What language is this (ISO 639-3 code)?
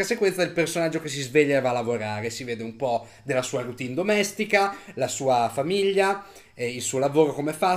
ita